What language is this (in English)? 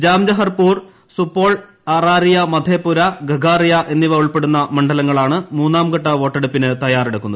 Malayalam